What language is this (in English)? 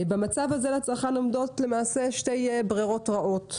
Hebrew